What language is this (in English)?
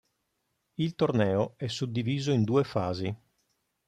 Italian